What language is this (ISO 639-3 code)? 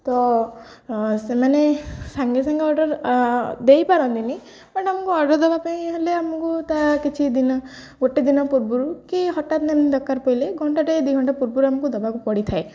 ori